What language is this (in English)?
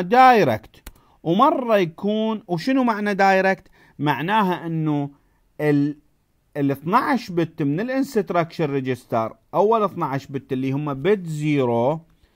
Arabic